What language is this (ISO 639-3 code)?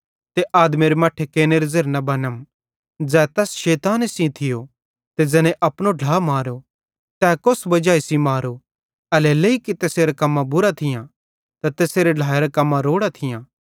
bhd